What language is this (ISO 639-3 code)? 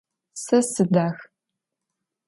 ady